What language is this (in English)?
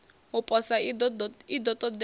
Venda